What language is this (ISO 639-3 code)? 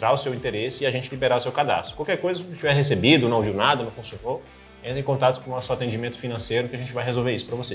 por